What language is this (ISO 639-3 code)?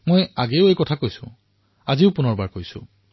asm